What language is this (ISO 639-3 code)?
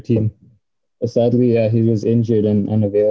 ind